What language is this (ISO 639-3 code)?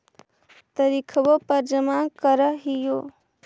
mag